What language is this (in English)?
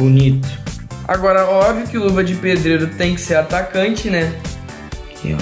Portuguese